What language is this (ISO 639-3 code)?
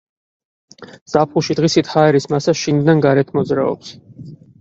kat